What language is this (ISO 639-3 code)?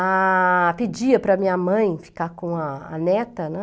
por